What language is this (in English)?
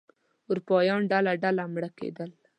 Pashto